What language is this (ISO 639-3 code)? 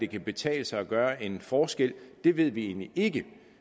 dan